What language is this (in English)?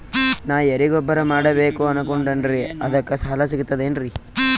Kannada